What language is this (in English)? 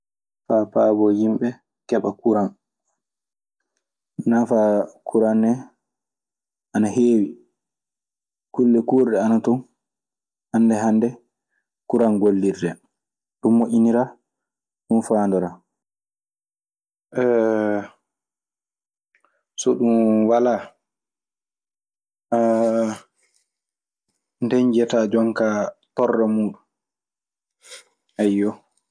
Maasina Fulfulde